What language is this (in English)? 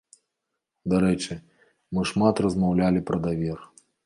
Belarusian